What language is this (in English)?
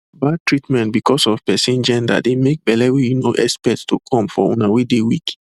Nigerian Pidgin